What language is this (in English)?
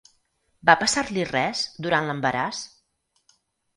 Catalan